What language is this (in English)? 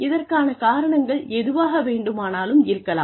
Tamil